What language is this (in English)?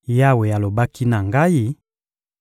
Lingala